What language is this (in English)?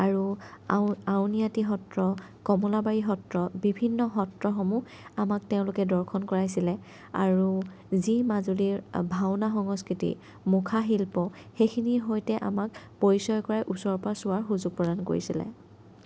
Assamese